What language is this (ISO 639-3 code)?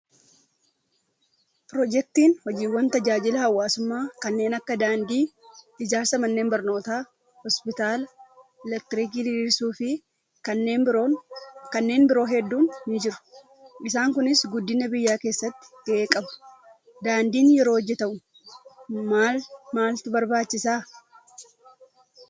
orm